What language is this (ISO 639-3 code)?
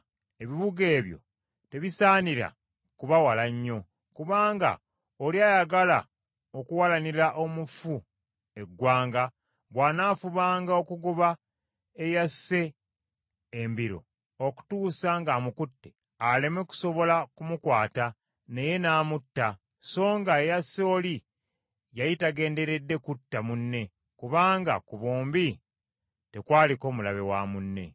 lug